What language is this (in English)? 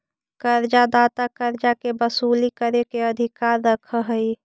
Magahi